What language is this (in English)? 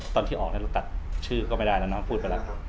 Thai